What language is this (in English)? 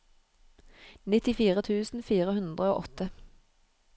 Norwegian